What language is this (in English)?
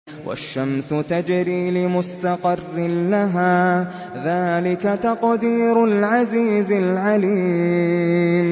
Arabic